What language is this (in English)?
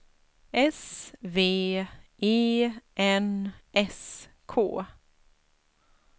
Swedish